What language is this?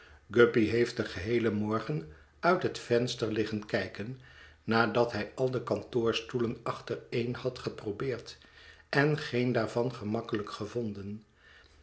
Dutch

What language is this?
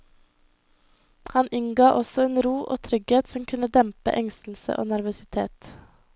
Norwegian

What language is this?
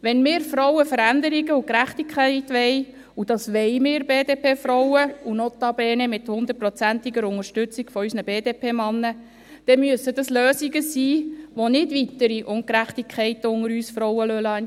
Swiss German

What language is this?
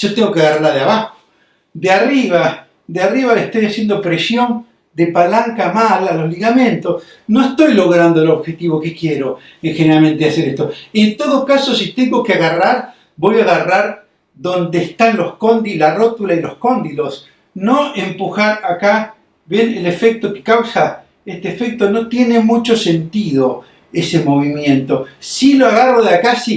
Spanish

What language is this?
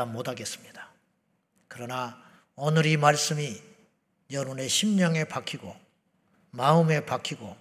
Korean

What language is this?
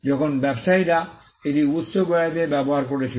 Bangla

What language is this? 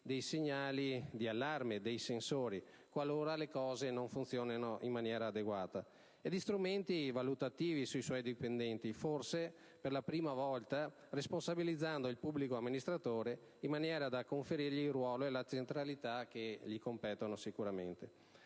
Italian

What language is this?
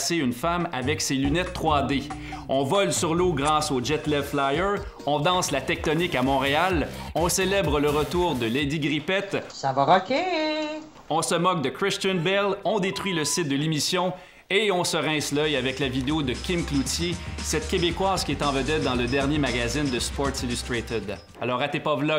French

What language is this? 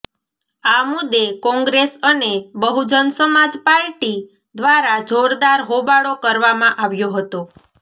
Gujarati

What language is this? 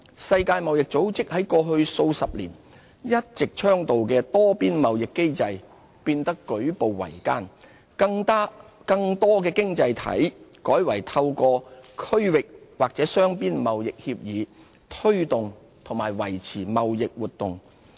Cantonese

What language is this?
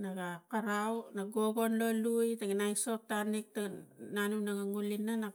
Tigak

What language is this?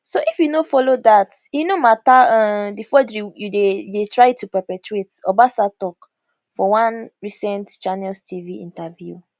Nigerian Pidgin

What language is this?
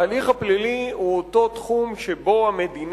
Hebrew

